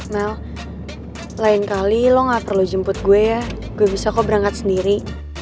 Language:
Indonesian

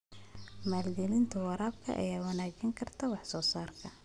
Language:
Somali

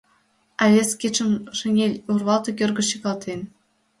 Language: Mari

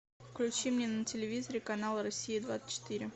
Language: Russian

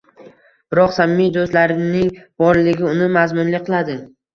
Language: Uzbek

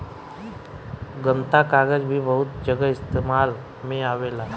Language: Bhojpuri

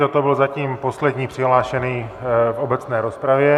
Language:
Czech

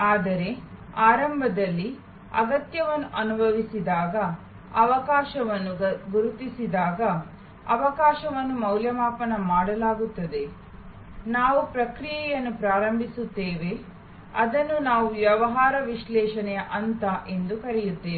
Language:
Kannada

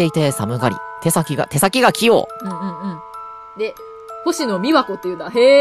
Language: Japanese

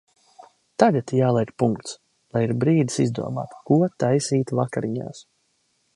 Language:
Latvian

